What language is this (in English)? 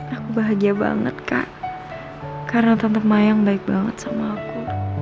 Indonesian